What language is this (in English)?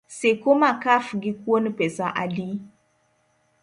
Luo (Kenya and Tanzania)